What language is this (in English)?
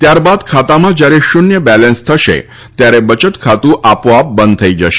Gujarati